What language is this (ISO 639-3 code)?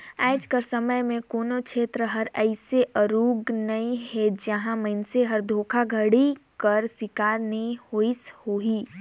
hne